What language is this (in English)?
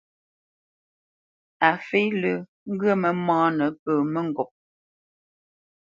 Bamenyam